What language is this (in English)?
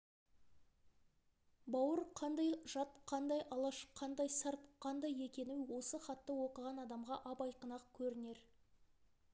Kazakh